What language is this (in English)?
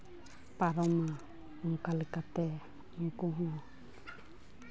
Santali